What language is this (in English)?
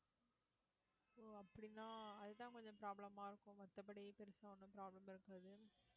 Tamil